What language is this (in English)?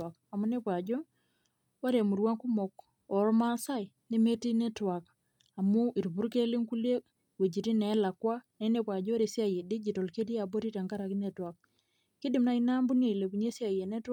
Masai